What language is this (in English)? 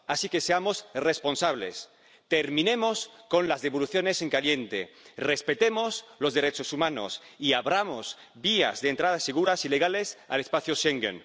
Spanish